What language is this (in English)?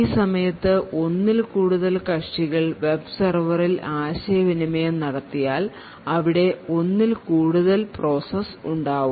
Malayalam